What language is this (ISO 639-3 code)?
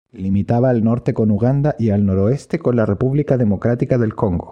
spa